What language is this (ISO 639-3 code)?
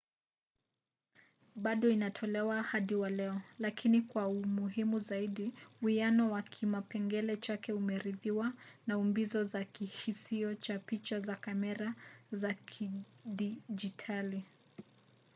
swa